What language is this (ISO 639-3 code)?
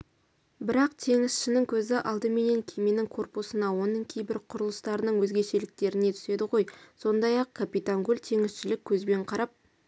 kaz